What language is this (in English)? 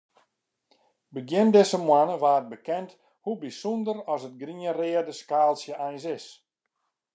Western Frisian